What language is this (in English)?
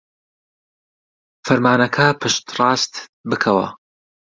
Central Kurdish